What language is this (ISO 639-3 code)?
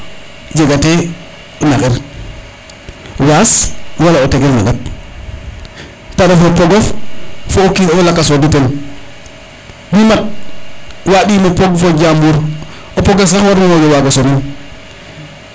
srr